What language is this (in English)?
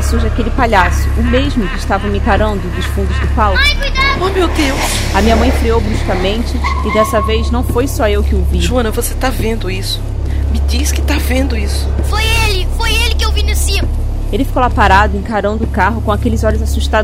Portuguese